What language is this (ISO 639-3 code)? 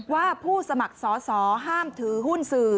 tha